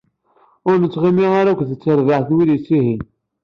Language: Kabyle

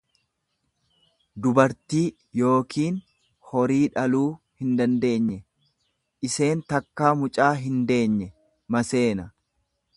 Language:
Oromo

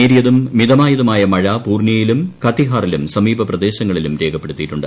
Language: Malayalam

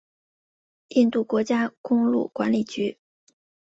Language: Chinese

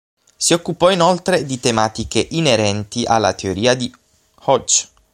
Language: Italian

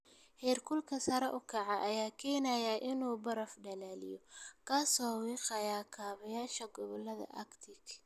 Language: Somali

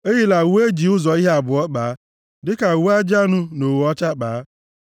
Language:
Igbo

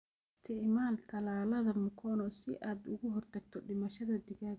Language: Somali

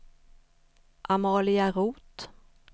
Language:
Swedish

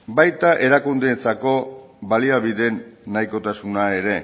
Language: Basque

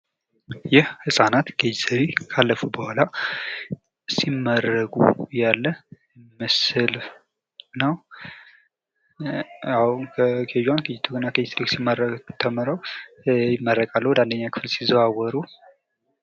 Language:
Amharic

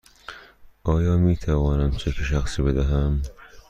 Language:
Persian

